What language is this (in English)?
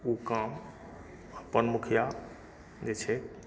Maithili